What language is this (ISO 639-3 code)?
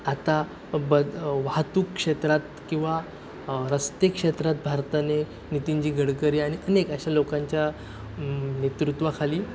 mar